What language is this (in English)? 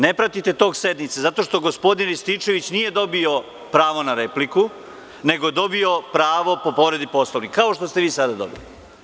Serbian